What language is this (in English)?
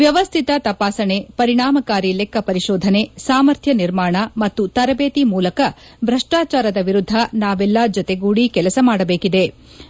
Kannada